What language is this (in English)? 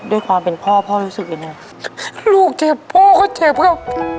Thai